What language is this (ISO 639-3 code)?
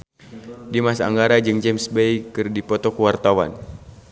sun